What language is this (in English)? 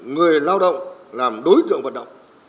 Vietnamese